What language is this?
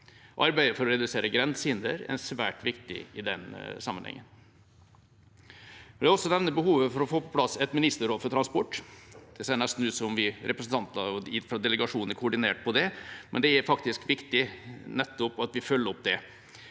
Norwegian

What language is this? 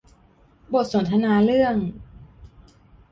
Thai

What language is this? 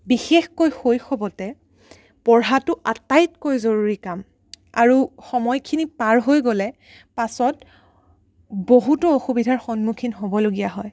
Assamese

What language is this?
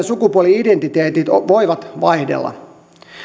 Finnish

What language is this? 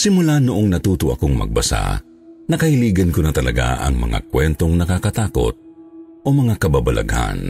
Filipino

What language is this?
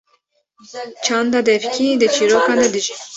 Kurdish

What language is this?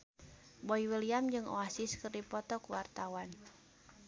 Sundanese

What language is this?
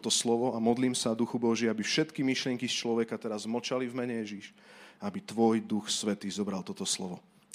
Slovak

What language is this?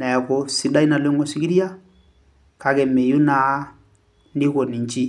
Masai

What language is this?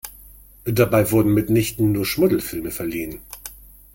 German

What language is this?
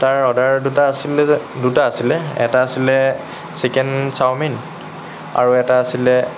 Assamese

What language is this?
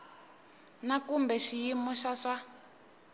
Tsonga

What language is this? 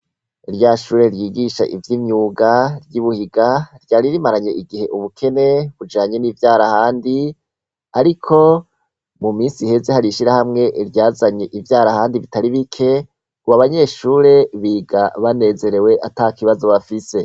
Rundi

